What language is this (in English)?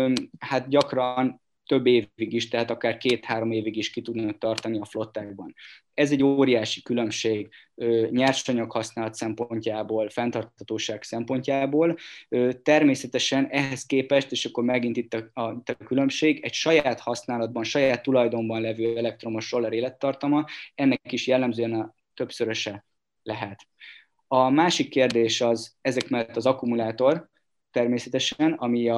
Hungarian